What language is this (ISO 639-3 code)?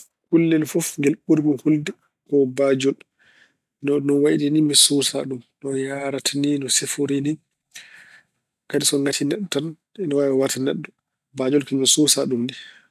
ful